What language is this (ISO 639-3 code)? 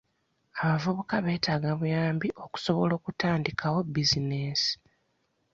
lug